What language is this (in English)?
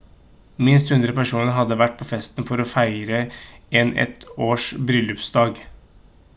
Norwegian Bokmål